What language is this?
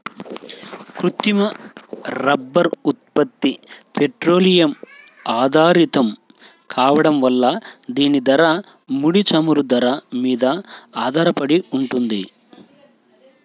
Telugu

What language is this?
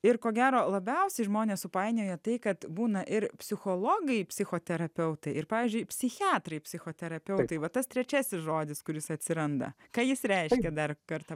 Lithuanian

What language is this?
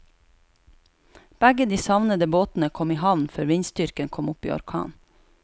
Norwegian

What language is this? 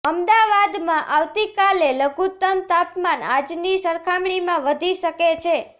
Gujarati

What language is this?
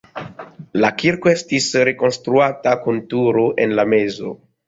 Esperanto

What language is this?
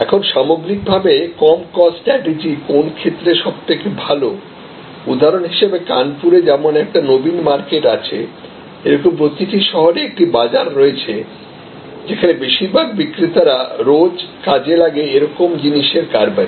Bangla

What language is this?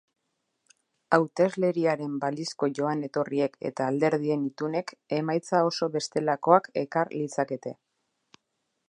Basque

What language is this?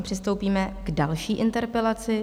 Czech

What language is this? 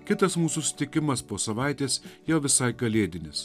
Lithuanian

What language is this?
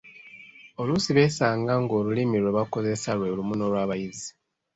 Ganda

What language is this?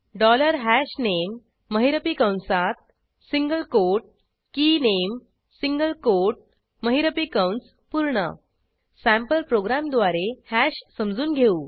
Marathi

